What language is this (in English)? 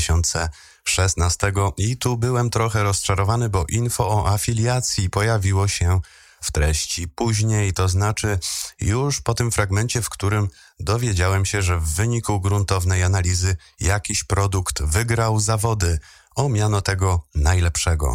Polish